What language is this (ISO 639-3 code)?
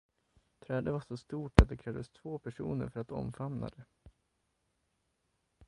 swe